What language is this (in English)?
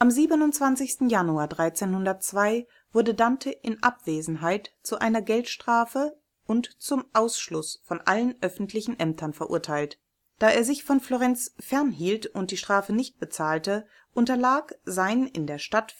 German